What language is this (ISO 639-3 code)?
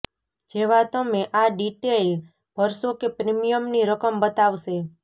guj